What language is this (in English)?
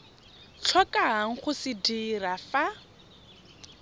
Tswana